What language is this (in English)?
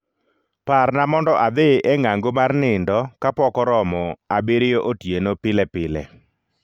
Luo (Kenya and Tanzania)